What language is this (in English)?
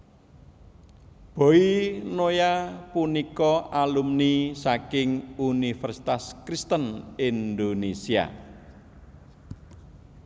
Javanese